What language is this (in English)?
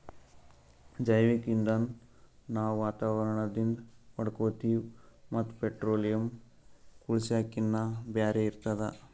Kannada